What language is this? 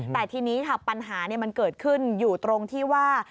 Thai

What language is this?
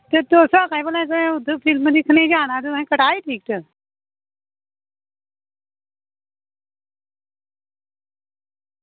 Dogri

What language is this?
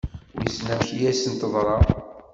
Kabyle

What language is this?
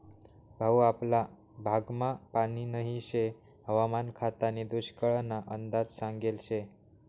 Marathi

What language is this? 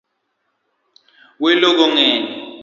Luo (Kenya and Tanzania)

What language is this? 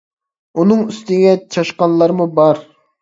Uyghur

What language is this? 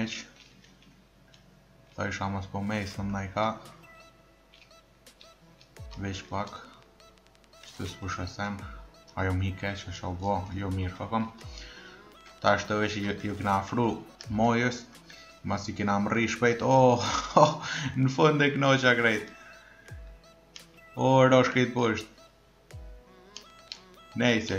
Romanian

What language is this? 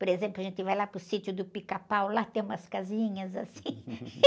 Portuguese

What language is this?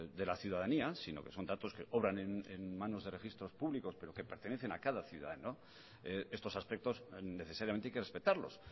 Spanish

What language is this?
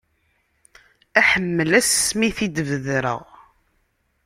Kabyle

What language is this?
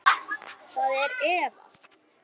Icelandic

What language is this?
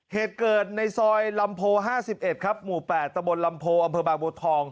Thai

